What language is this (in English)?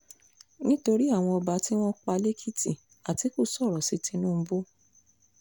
Yoruba